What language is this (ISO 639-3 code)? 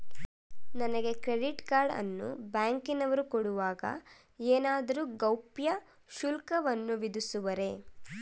kan